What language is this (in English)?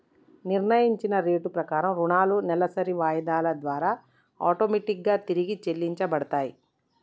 Telugu